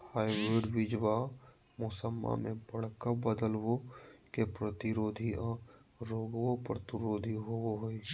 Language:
Magahi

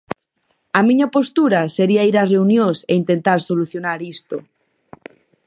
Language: Galician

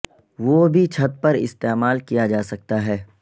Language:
Urdu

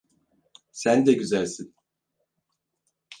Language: Turkish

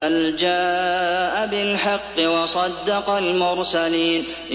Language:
Arabic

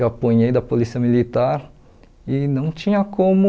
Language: Portuguese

